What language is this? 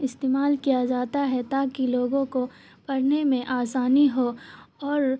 Urdu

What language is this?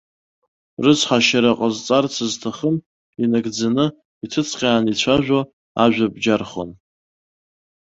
Abkhazian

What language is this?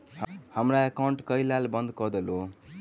Maithili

